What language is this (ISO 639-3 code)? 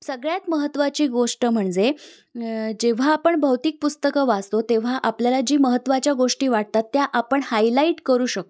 mar